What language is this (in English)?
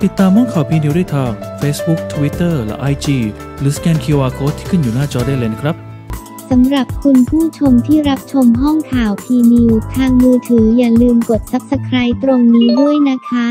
Thai